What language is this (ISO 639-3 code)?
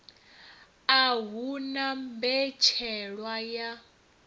ven